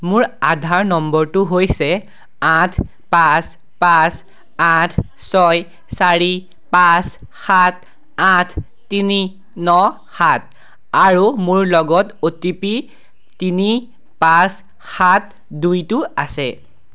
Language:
Assamese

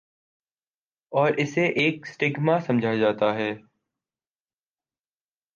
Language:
Urdu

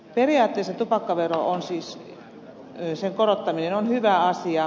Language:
Finnish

